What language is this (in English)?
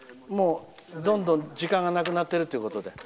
Japanese